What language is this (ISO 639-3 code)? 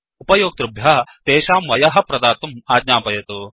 san